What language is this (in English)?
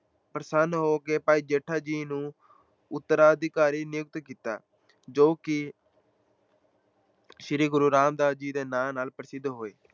Punjabi